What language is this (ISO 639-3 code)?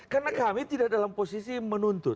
ind